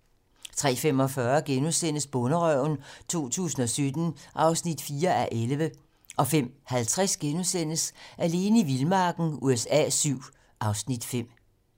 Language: Danish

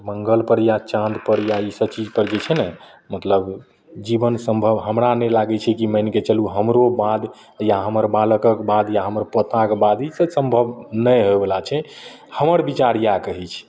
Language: Maithili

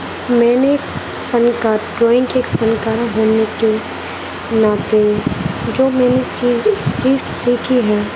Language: Urdu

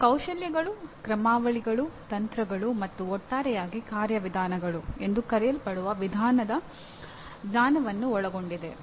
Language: Kannada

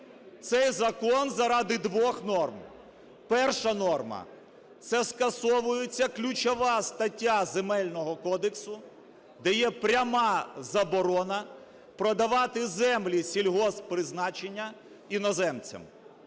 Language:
Ukrainian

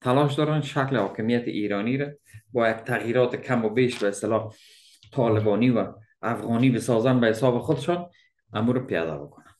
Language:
Persian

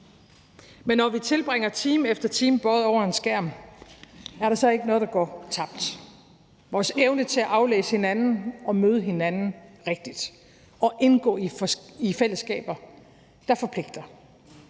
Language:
Danish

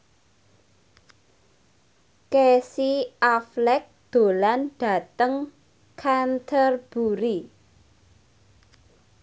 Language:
Javanese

